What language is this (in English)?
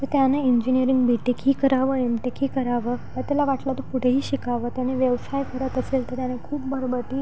Marathi